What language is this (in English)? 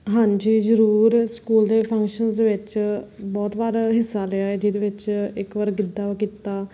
Punjabi